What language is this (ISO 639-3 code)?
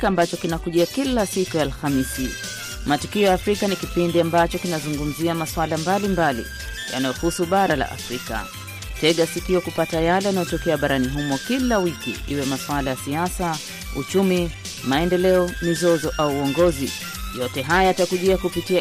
swa